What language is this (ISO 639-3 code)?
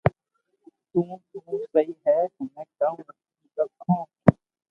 lrk